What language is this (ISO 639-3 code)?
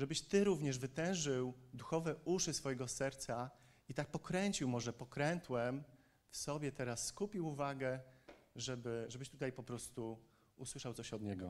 pol